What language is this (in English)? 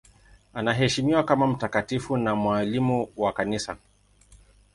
Swahili